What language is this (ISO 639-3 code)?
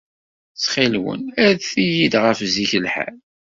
kab